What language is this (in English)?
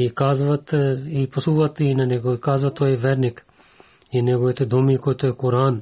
Bulgarian